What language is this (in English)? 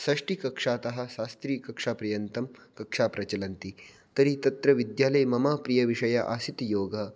Sanskrit